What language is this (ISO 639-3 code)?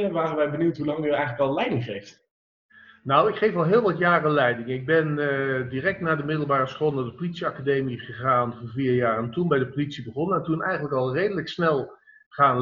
nld